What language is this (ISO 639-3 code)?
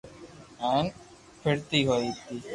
lrk